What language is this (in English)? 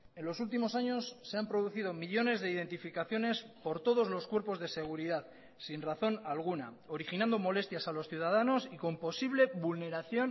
Spanish